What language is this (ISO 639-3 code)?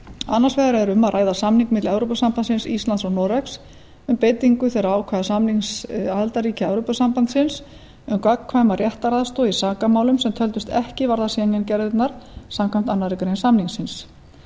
isl